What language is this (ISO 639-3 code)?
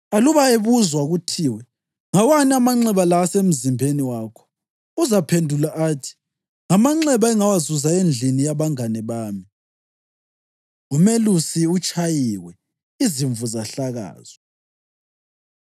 nde